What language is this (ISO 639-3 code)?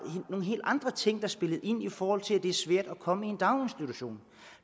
dan